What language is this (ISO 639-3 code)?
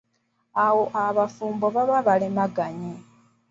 lug